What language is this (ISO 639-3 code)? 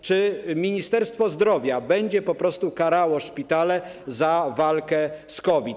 pol